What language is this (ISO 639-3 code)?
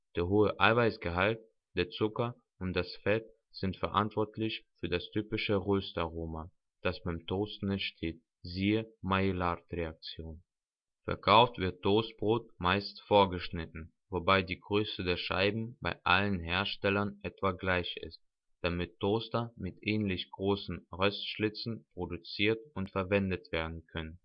deu